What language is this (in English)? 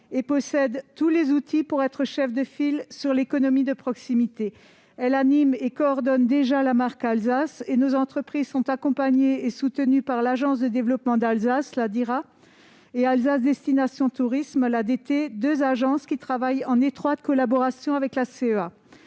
French